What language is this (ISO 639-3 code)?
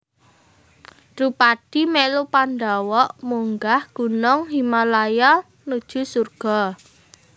jav